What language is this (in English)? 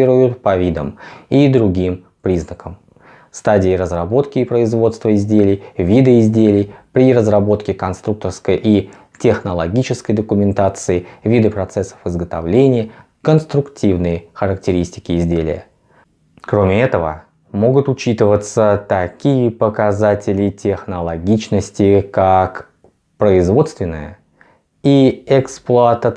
Russian